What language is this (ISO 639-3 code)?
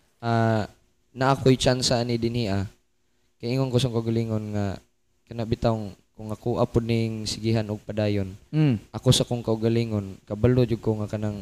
fil